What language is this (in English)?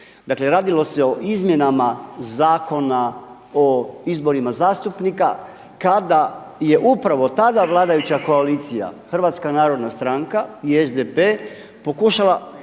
Croatian